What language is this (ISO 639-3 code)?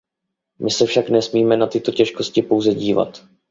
ces